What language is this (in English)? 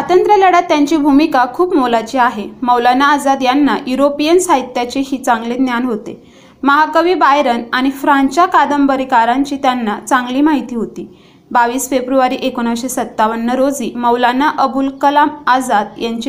Marathi